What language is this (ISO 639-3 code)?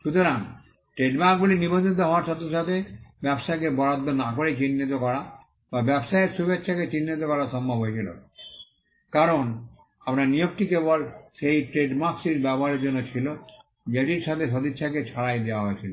ben